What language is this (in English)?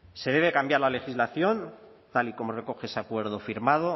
Spanish